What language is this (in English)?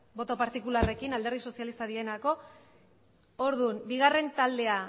Basque